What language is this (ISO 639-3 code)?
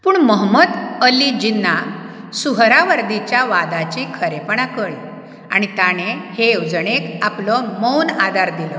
kok